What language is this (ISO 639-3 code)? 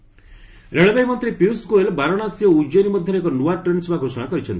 ori